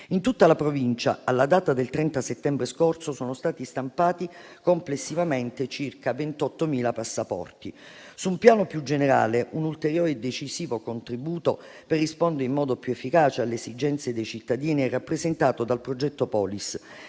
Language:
Italian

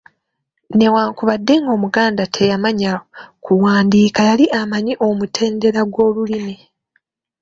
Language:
Ganda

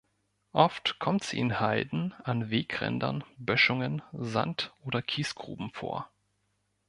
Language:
German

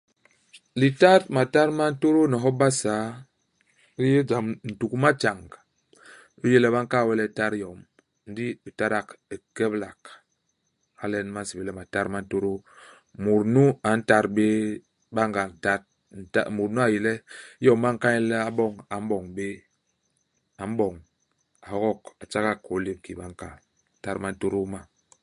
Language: Basaa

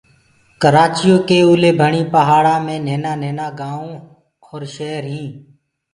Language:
Gurgula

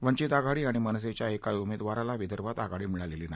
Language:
Marathi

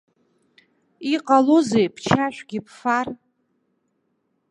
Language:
Abkhazian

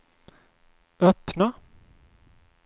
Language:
Swedish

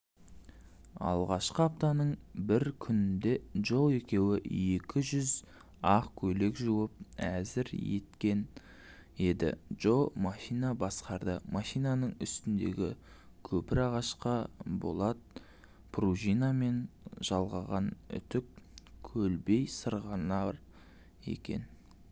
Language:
Kazakh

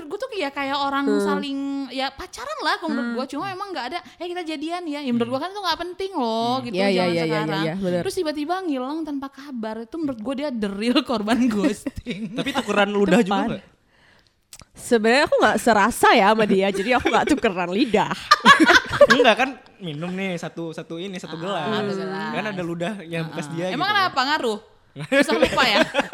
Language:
Indonesian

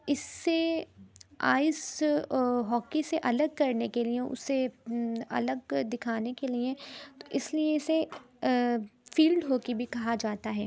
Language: Urdu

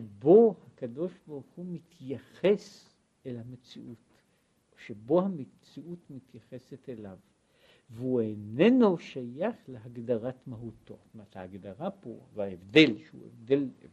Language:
Hebrew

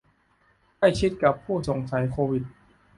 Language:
Thai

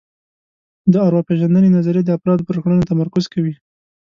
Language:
Pashto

